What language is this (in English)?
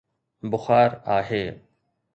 Sindhi